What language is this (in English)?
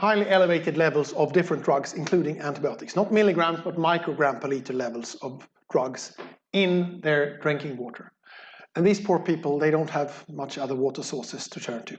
English